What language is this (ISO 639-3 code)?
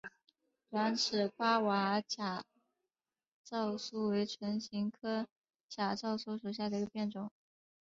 zho